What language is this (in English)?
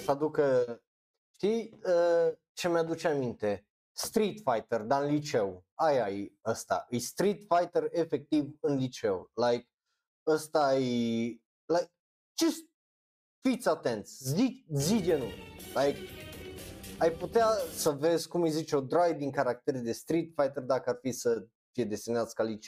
Romanian